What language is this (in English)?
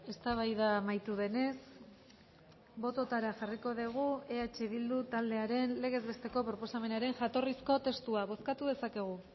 Basque